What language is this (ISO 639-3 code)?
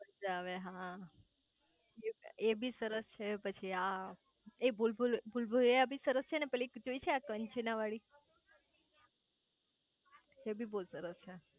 guj